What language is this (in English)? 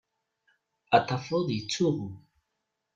Kabyle